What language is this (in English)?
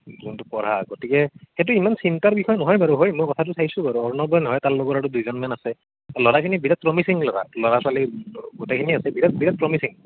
Assamese